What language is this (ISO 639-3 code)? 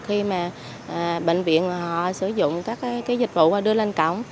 vie